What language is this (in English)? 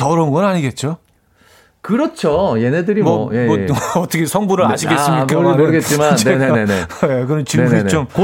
Korean